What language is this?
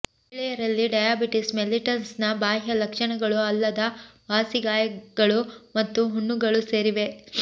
Kannada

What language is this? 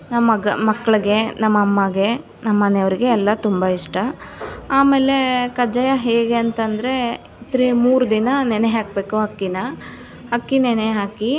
Kannada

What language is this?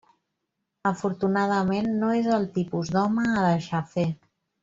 Catalan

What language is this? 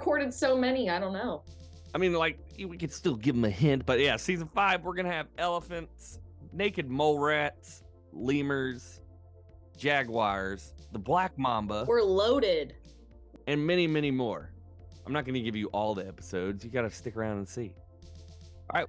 English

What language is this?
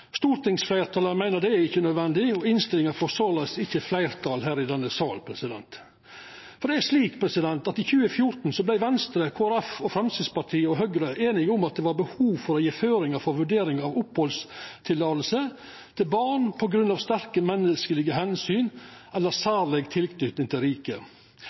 Norwegian Nynorsk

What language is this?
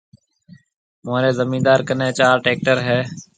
Marwari (Pakistan)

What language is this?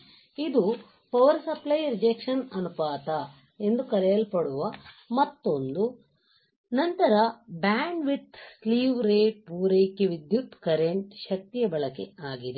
Kannada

